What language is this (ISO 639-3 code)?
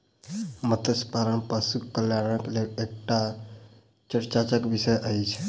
mai